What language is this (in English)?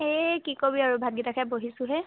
Assamese